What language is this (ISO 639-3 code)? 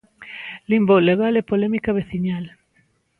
glg